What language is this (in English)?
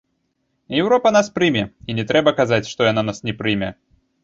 Belarusian